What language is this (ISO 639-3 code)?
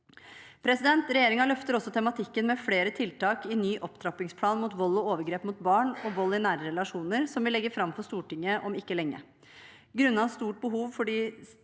nor